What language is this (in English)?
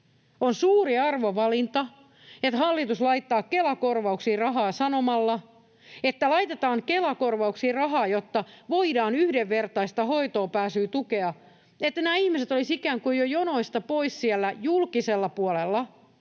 Finnish